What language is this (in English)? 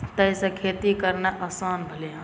Maithili